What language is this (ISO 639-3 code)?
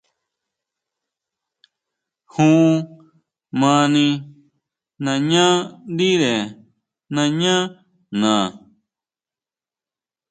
mau